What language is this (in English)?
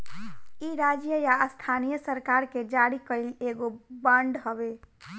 Bhojpuri